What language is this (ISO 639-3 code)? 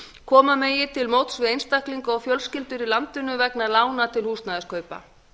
isl